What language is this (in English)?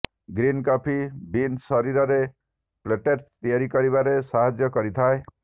Odia